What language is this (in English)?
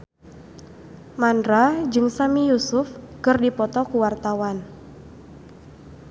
Sundanese